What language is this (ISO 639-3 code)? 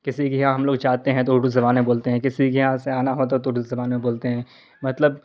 urd